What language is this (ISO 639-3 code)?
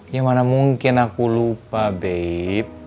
ind